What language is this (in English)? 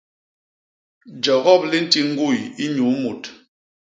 Basaa